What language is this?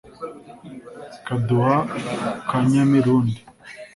Kinyarwanda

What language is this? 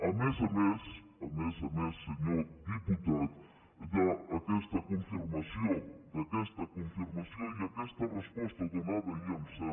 Catalan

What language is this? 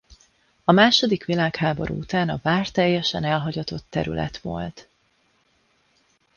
Hungarian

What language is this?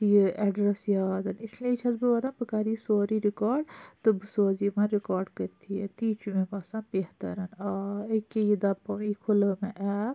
Kashmiri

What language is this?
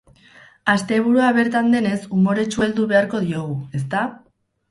Basque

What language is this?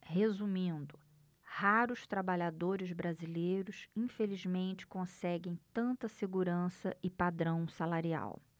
Portuguese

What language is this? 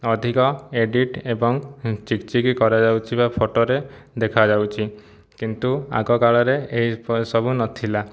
Odia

